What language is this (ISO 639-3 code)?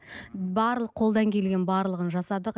kaz